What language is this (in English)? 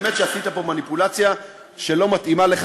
Hebrew